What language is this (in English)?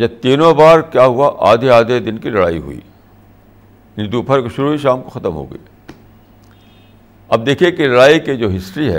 Urdu